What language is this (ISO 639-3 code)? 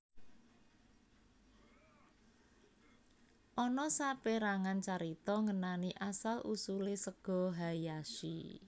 jav